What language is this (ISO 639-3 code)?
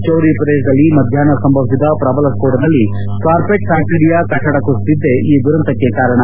kan